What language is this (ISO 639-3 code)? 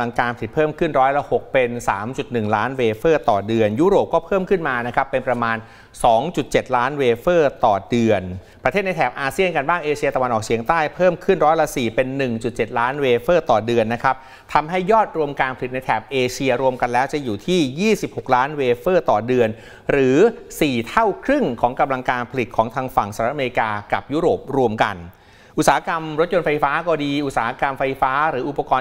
tha